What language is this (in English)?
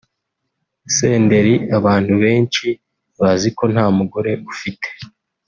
Kinyarwanda